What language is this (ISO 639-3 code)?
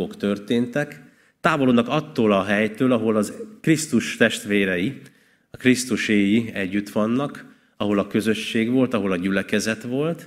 hun